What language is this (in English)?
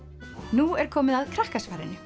Icelandic